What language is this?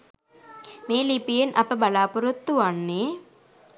Sinhala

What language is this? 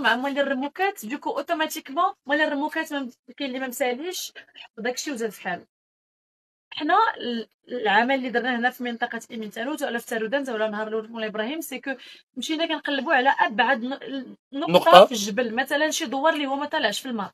Arabic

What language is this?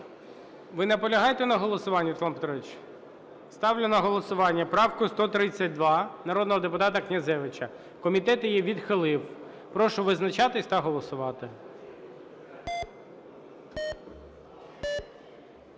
Ukrainian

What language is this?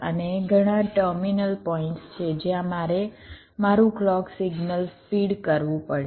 Gujarati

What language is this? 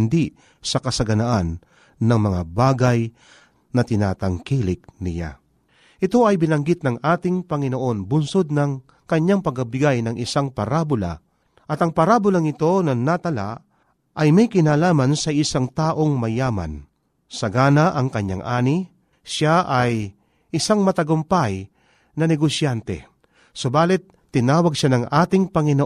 Filipino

